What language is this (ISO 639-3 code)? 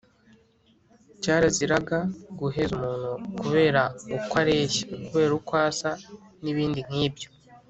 kin